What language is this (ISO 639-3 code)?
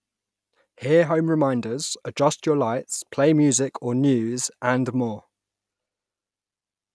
eng